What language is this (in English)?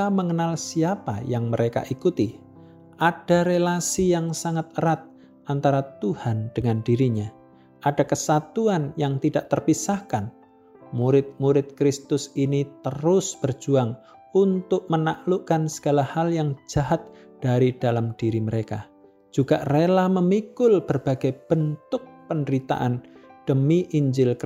Indonesian